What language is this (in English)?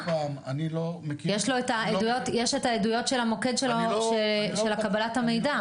Hebrew